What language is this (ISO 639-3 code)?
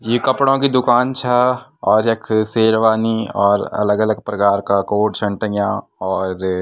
gbm